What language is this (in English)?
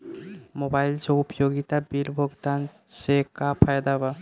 Bhojpuri